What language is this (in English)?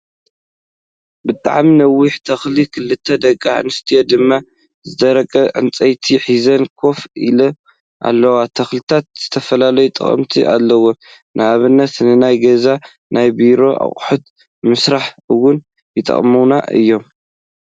Tigrinya